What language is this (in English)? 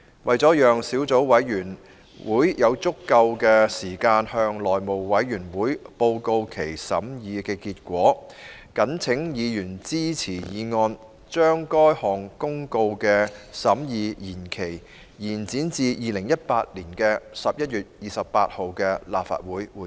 Cantonese